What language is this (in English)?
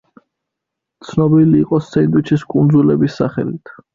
Georgian